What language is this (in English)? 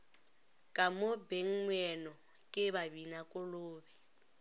Northern Sotho